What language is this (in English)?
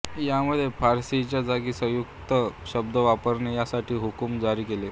Marathi